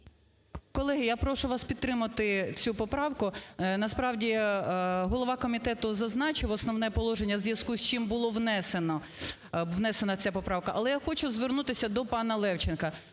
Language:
Ukrainian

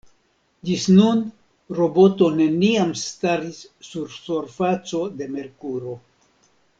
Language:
Esperanto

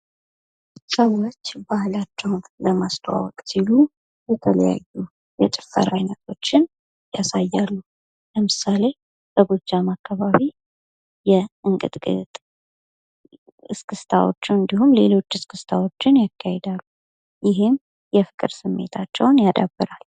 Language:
Amharic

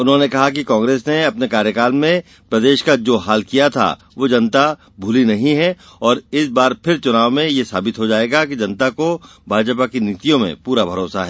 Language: Hindi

